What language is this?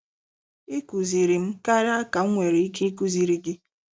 Igbo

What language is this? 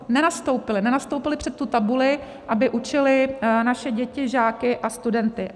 Czech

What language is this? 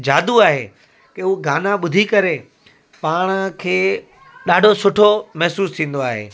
Sindhi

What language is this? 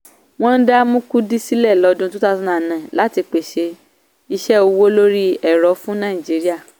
Yoruba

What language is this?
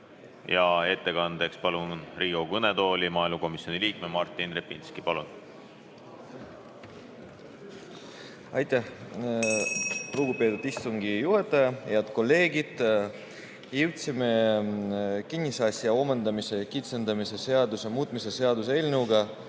Estonian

